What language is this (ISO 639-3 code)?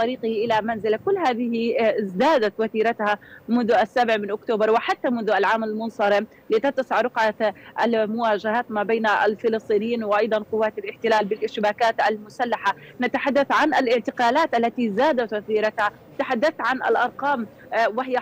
ara